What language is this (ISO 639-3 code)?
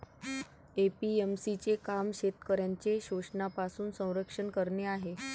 mar